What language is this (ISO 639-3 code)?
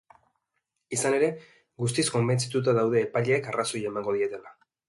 eus